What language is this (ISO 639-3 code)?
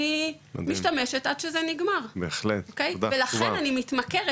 heb